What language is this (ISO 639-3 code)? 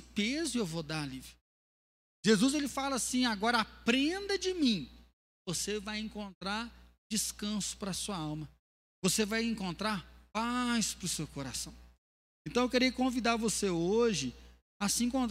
por